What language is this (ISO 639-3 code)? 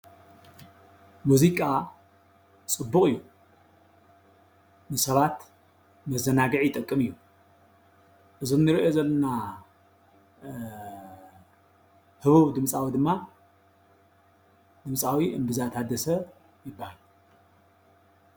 tir